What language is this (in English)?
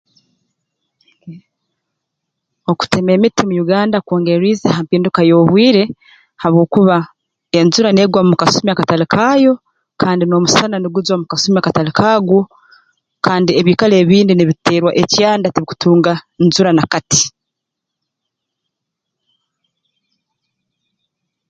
Tooro